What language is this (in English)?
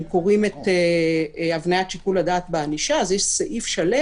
Hebrew